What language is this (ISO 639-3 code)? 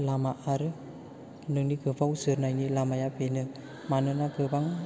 brx